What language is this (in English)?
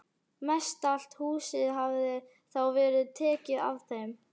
Icelandic